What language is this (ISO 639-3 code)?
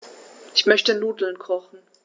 deu